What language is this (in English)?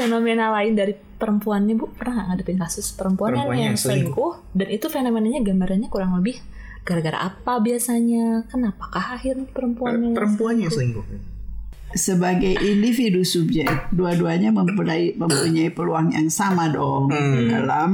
Indonesian